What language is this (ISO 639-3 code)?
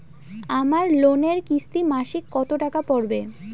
ben